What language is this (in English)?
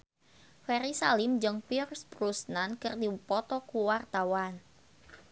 Sundanese